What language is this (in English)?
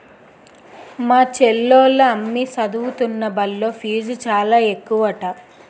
Telugu